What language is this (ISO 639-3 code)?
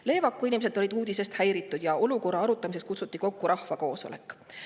est